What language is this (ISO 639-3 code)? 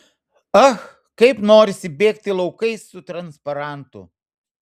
lit